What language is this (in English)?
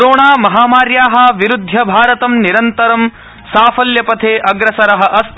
Sanskrit